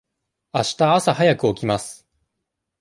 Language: Japanese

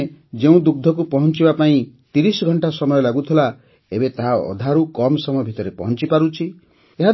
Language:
Odia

